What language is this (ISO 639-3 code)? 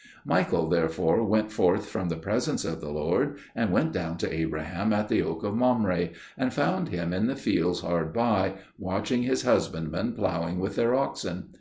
eng